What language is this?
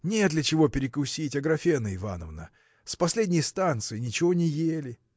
Russian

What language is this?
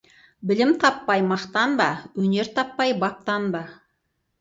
Kazakh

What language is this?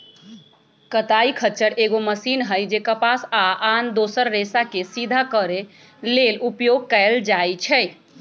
Magahi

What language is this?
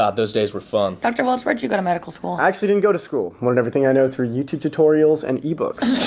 English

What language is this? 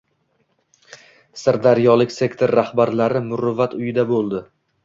Uzbek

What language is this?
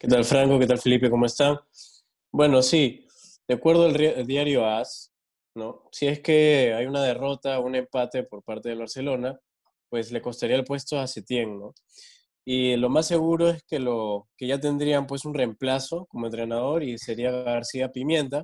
Spanish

